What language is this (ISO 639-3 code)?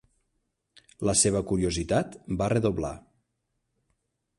cat